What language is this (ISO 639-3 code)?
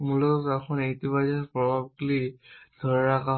ben